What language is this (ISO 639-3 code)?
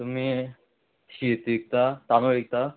kok